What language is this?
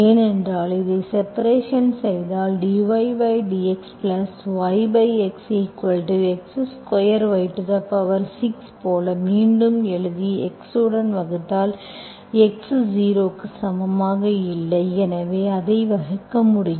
Tamil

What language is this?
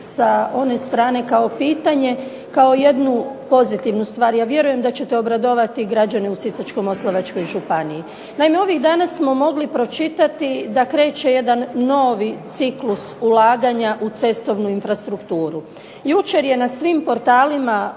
Croatian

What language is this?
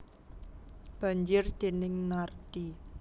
Javanese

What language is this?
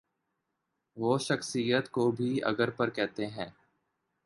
Urdu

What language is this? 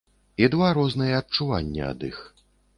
Belarusian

